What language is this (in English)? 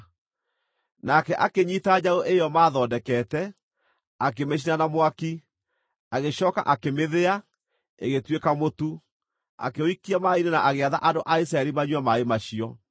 Kikuyu